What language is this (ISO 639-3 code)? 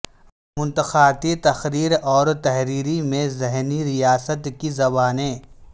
urd